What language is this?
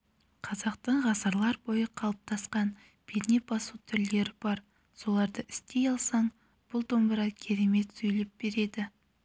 Kazakh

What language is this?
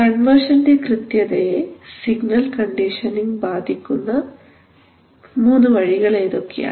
Malayalam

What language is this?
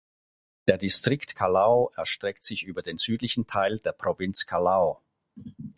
German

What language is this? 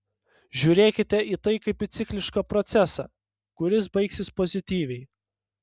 Lithuanian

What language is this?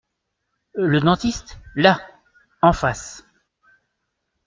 French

